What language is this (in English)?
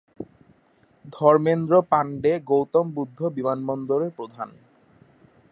Bangla